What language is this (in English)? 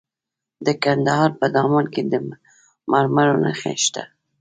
Pashto